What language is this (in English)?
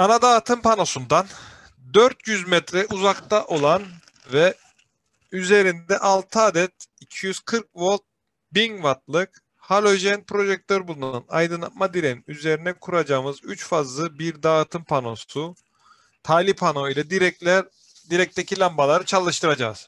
Turkish